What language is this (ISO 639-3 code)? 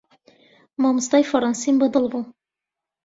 ckb